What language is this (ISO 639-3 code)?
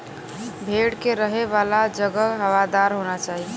bho